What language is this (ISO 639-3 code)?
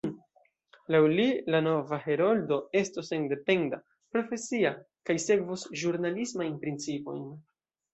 epo